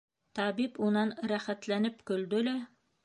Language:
Bashkir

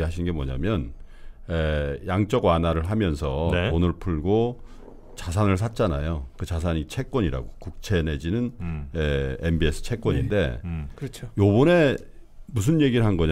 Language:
Korean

